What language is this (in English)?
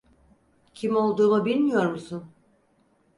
Turkish